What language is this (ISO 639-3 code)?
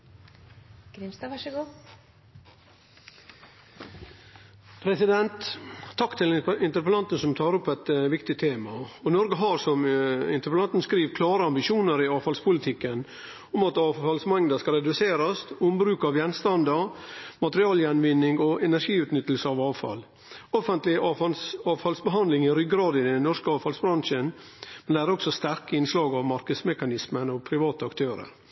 nor